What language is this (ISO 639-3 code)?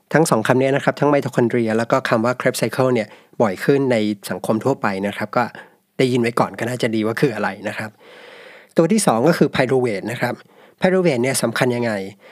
tha